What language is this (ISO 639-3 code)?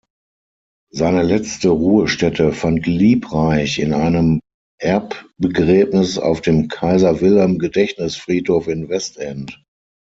deu